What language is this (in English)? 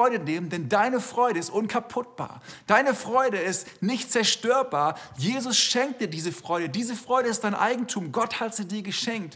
German